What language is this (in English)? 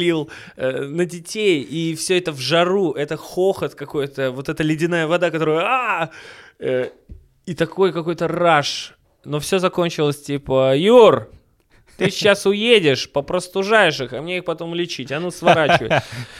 Russian